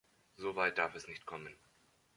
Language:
German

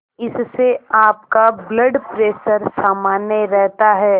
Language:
Hindi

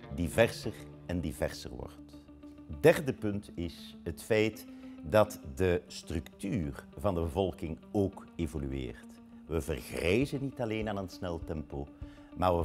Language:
Dutch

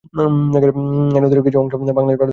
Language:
Bangla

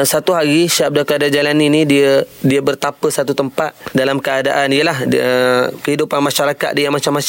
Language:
Malay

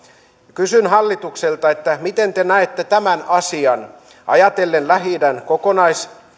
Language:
Finnish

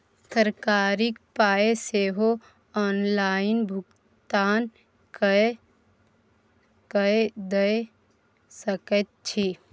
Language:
Maithili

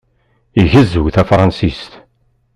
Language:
Kabyle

